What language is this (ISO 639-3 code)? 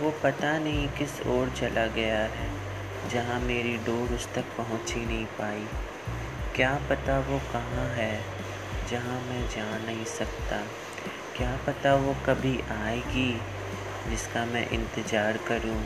hin